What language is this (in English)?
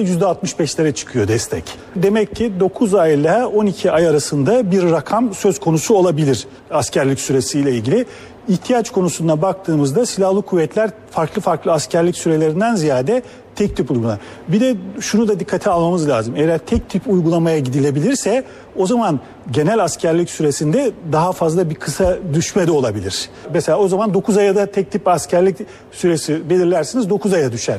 Turkish